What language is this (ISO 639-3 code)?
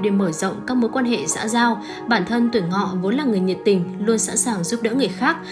vie